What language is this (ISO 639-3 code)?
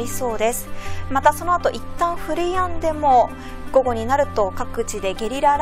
jpn